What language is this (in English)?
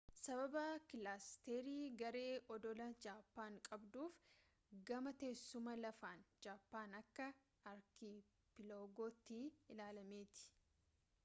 Oromo